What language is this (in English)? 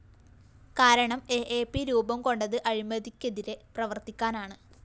Malayalam